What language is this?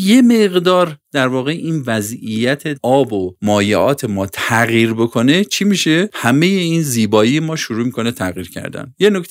Persian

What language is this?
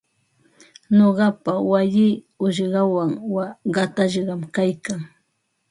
Ambo-Pasco Quechua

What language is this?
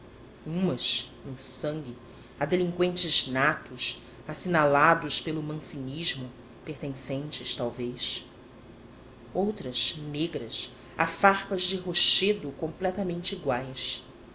Portuguese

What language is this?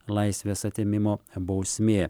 Lithuanian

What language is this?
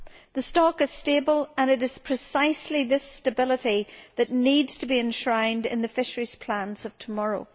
English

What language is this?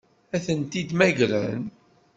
Kabyle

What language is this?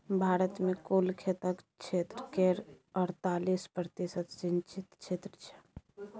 Maithili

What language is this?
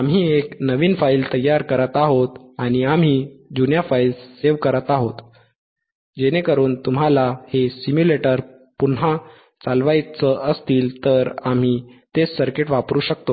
Marathi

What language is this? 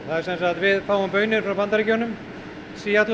Icelandic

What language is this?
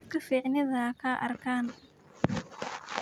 Somali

